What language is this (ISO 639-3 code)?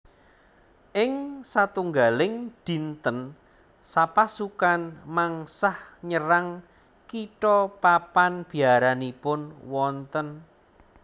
jav